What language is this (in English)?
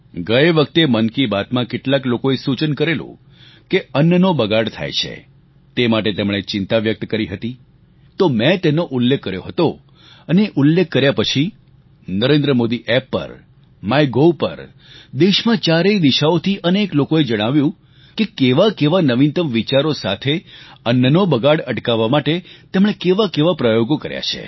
Gujarati